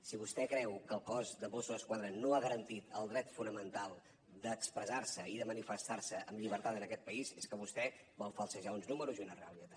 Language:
Catalan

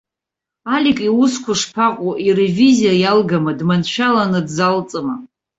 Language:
Abkhazian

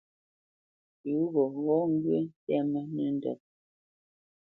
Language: Bamenyam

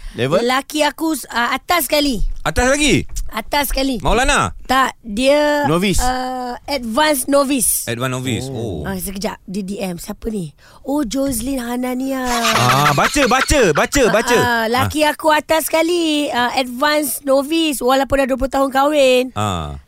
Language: Malay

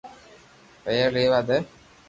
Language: Loarki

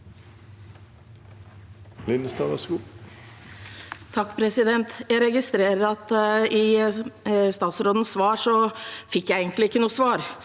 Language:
Norwegian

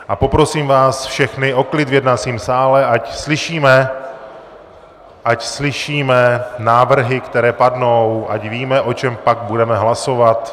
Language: Czech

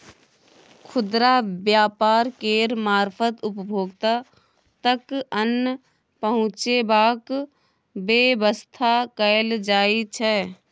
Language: Maithili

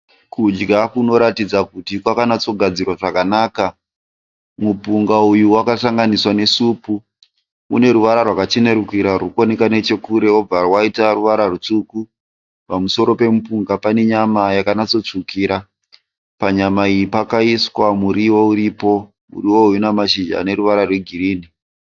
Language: Shona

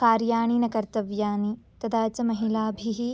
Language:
Sanskrit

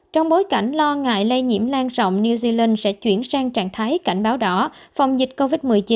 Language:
Vietnamese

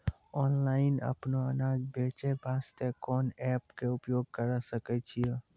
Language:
Maithili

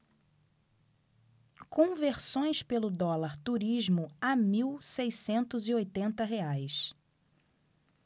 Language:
Portuguese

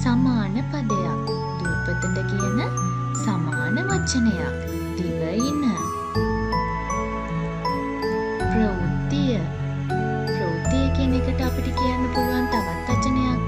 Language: Indonesian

